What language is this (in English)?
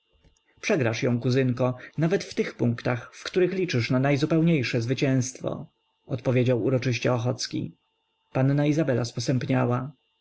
Polish